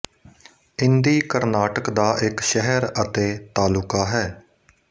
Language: Punjabi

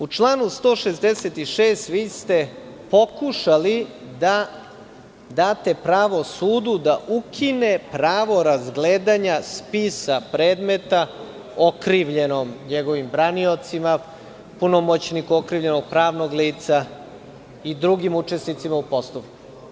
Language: Serbian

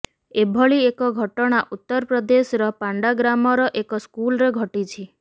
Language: Odia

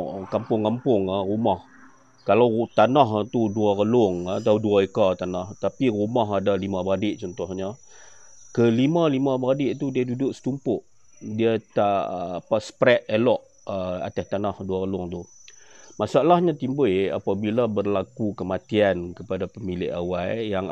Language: Malay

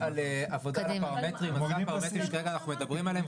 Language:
Hebrew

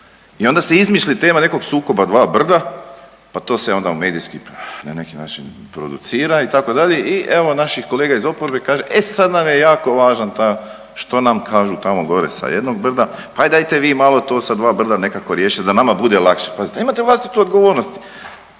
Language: Croatian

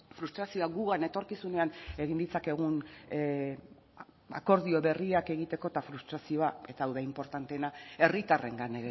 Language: Basque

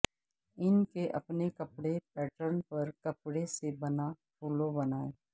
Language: Urdu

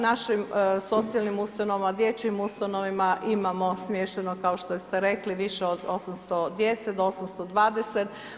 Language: Croatian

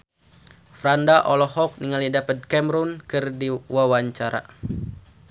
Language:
Sundanese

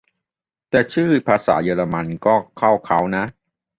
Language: Thai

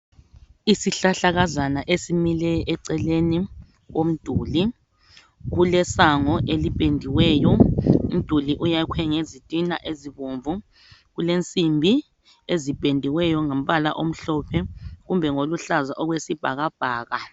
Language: North Ndebele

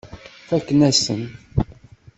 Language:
Kabyle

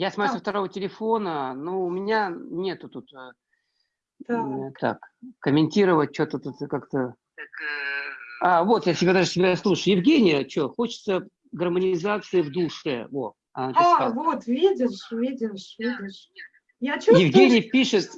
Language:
Russian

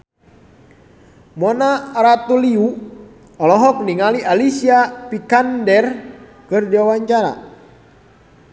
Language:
Sundanese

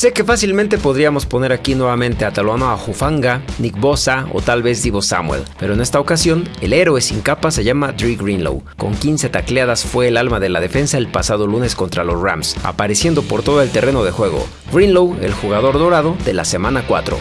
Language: Spanish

